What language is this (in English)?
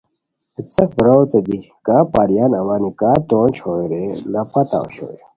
Khowar